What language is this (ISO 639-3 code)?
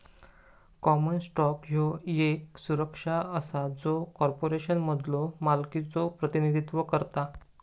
mar